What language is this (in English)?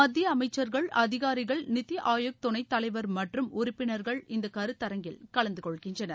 Tamil